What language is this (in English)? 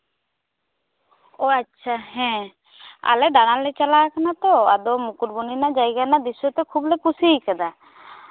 Santali